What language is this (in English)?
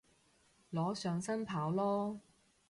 Cantonese